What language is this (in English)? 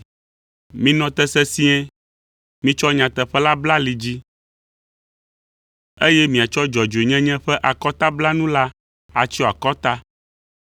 Ewe